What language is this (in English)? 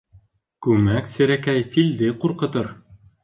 Bashkir